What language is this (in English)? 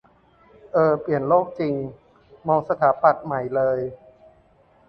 Thai